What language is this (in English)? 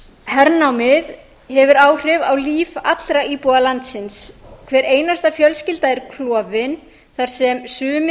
Icelandic